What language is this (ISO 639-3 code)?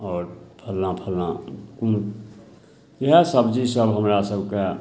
mai